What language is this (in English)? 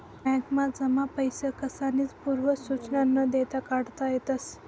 Marathi